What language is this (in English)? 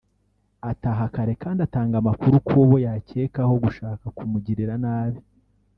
Kinyarwanda